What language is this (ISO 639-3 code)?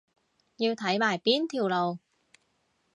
yue